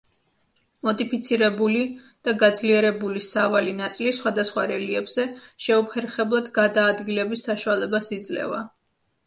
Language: Georgian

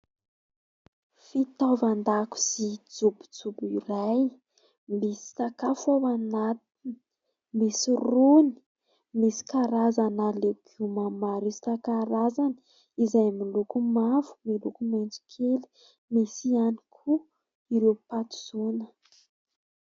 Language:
Malagasy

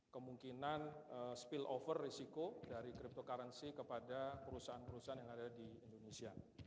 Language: Indonesian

